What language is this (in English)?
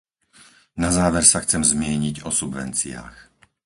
Slovak